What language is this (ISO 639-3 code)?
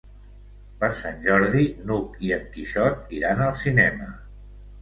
cat